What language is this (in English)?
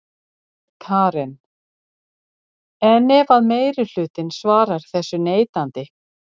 Icelandic